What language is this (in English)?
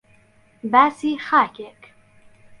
Central Kurdish